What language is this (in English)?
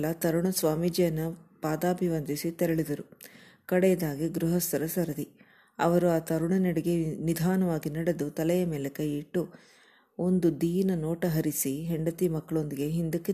Kannada